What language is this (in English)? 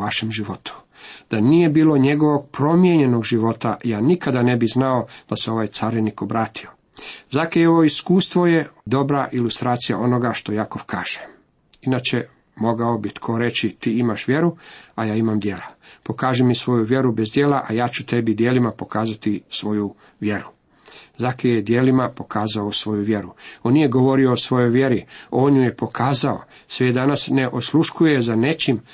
Croatian